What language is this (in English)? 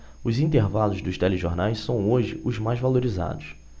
Portuguese